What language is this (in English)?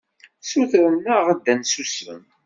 Kabyle